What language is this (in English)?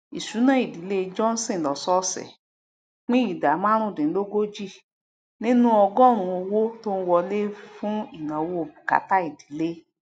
Yoruba